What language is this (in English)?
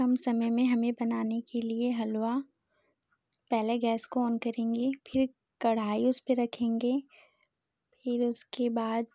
Hindi